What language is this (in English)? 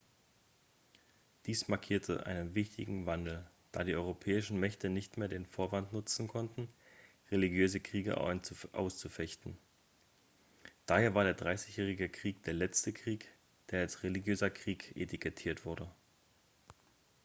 German